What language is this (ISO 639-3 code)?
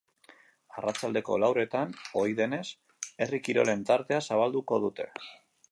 eus